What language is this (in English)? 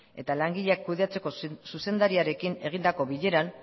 Basque